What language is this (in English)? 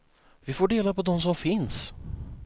Swedish